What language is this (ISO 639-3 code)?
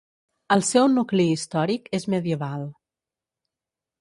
cat